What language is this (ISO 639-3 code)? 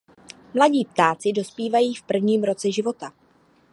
ces